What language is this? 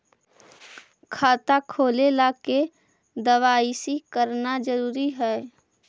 Magahi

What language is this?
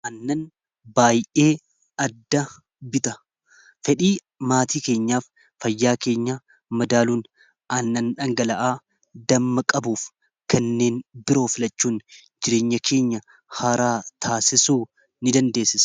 Oromo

